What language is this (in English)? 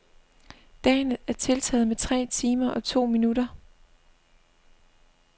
Danish